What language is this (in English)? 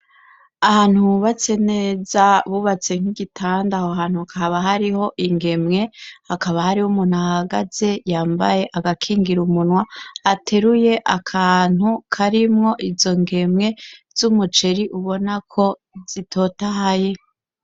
Rundi